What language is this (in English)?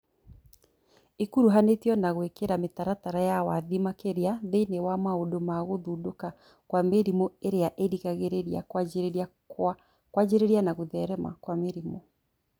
Kikuyu